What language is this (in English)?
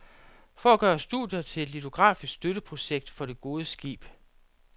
Danish